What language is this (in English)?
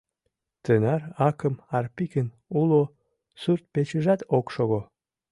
Mari